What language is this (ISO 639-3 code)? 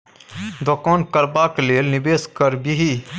mai